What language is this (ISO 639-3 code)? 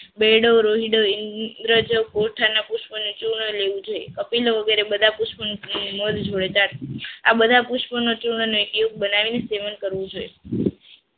guj